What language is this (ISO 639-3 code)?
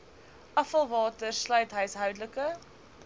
afr